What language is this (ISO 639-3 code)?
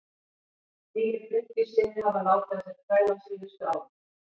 isl